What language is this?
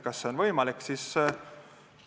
Estonian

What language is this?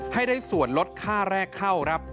Thai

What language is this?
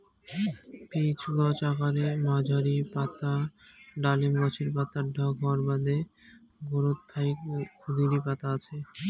Bangla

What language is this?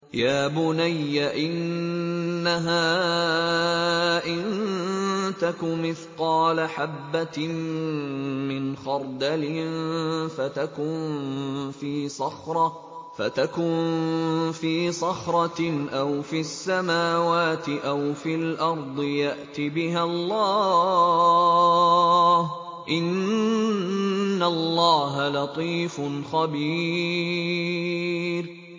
Arabic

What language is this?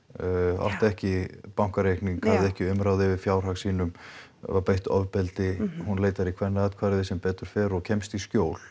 Icelandic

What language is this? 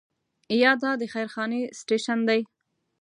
Pashto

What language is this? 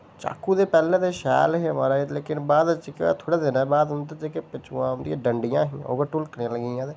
Dogri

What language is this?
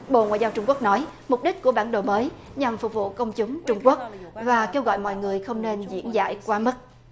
Vietnamese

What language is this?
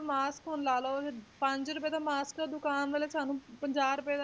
Punjabi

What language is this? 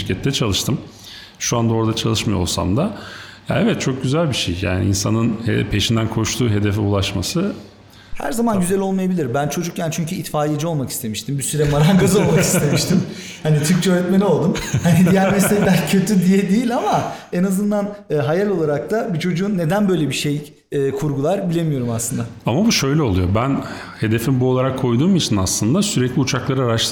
Turkish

